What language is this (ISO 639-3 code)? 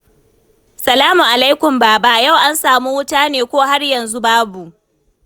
hau